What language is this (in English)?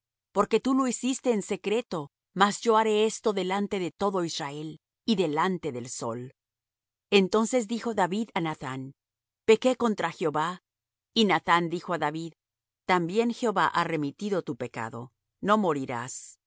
Spanish